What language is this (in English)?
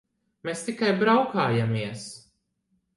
Latvian